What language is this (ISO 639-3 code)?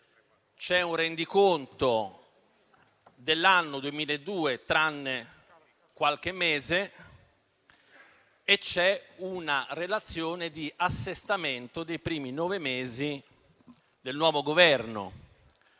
ita